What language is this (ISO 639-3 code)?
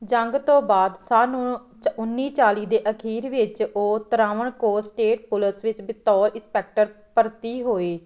pan